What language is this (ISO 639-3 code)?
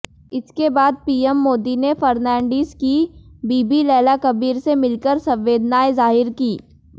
hin